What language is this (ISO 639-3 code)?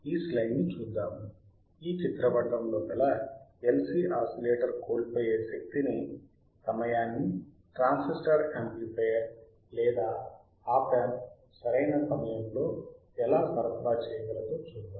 tel